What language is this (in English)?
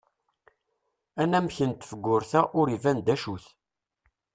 Kabyle